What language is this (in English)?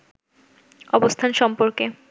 Bangla